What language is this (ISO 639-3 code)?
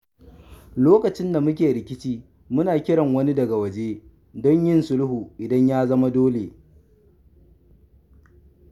hau